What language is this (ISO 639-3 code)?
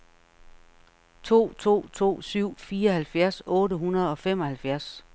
dan